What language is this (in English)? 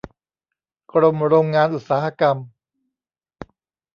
Thai